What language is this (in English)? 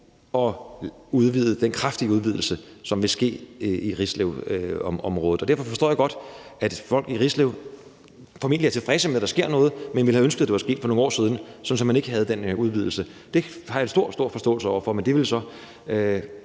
Danish